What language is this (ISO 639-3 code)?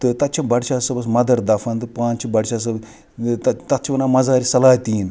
kas